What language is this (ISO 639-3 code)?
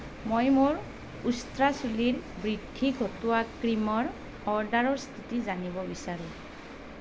asm